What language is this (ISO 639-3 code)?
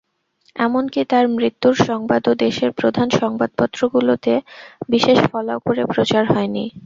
ben